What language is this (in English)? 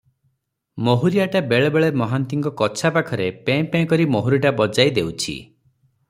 Odia